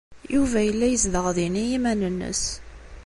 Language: Kabyle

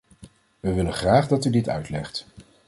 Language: Dutch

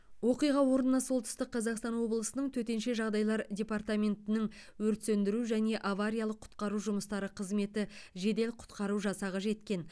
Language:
Kazakh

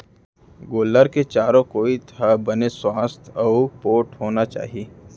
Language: Chhattisgarhi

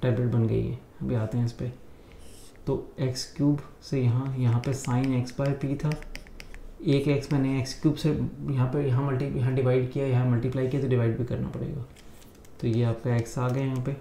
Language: Hindi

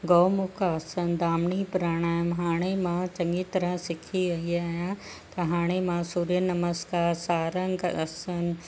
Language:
Sindhi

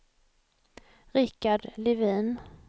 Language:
Swedish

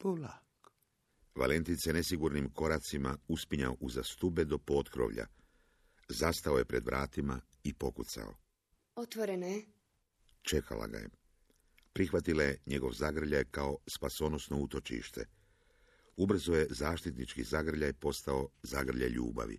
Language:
Croatian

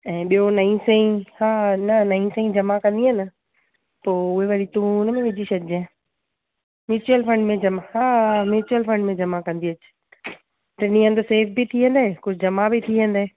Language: Sindhi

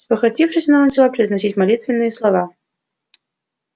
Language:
Russian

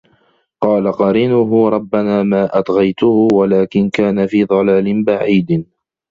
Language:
Arabic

